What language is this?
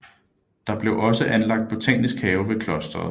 Danish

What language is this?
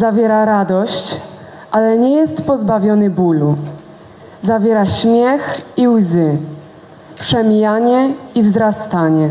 Polish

